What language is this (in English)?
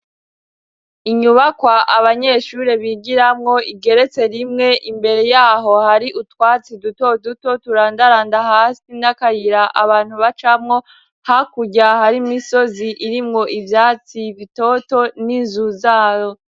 Rundi